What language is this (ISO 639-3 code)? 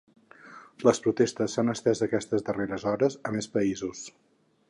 cat